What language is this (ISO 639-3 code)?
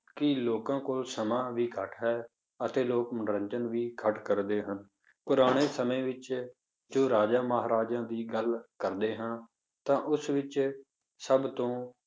pan